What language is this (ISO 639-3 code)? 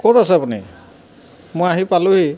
asm